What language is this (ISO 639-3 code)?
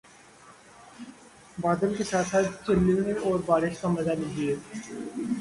urd